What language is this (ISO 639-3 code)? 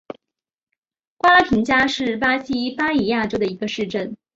zho